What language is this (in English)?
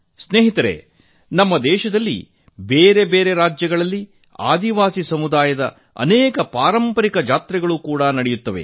Kannada